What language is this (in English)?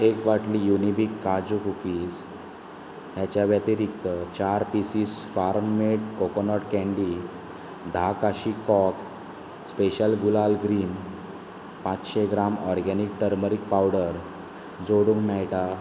Konkani